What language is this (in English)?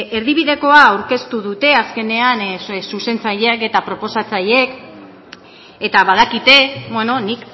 Basque